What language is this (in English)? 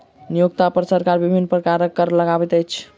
Maithili